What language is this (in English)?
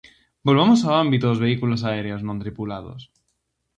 Galician